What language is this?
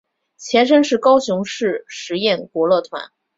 Chinese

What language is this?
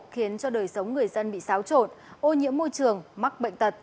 Vietnamese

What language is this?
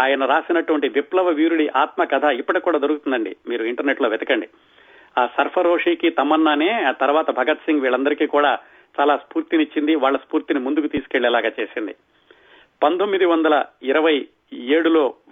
Telugu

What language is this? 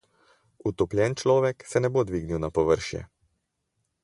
Slovenian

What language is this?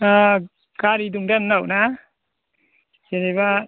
Bodo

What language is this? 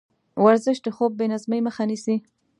Pashto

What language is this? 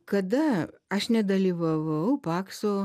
Lithuanian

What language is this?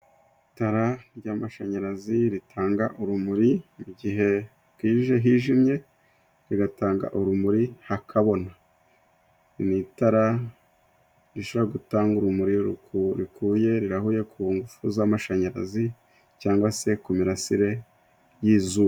Kinyarwanda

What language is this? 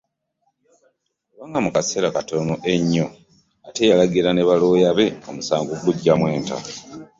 Ganda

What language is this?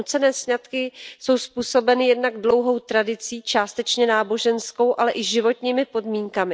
Czech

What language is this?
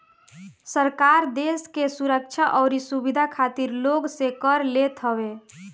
Bhojpuri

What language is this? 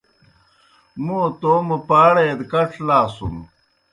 Kohistani Shina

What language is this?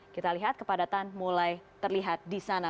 Indonesian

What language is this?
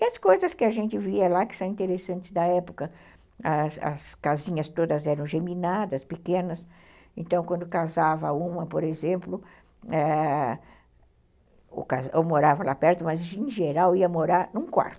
Portuguese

